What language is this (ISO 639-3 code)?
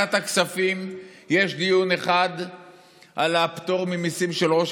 heb